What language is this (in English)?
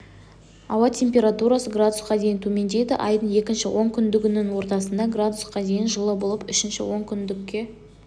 Kazakh